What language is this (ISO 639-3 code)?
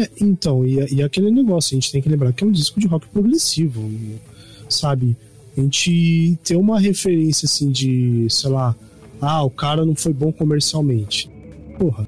por